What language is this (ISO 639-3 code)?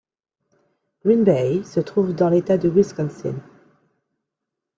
fra